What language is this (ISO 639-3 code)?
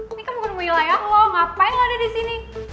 ind